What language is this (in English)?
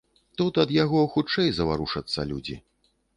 Belarusian